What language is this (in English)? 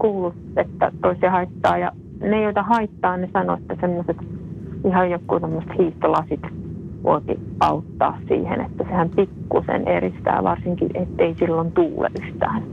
Finnish